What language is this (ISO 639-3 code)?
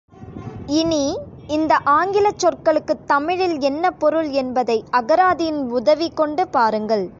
tam